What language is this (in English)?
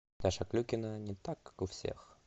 Russian